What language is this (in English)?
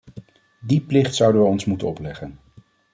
Dutch